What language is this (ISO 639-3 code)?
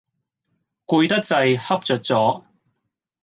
yue